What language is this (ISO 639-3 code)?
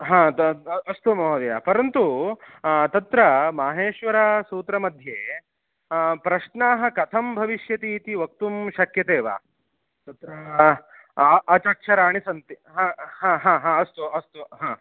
san